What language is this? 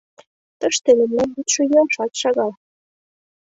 Mari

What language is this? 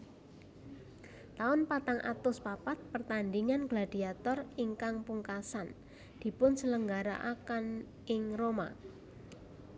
Javanese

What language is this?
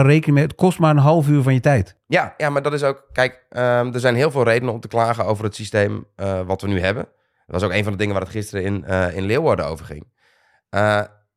Dutch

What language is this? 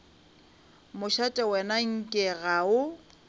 Northern Sotho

